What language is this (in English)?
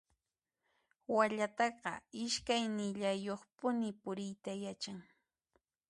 Puno Quechua